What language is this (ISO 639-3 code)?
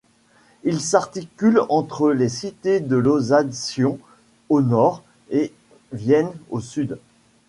fra